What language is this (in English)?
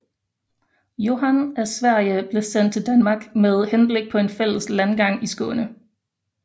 Danish